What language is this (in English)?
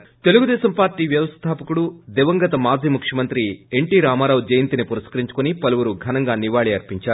Telugu